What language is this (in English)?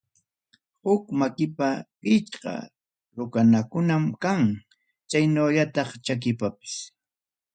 Ayacucho Quechua